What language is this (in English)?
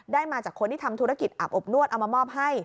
Thai